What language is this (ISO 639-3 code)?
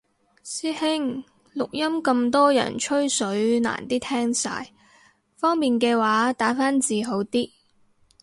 yue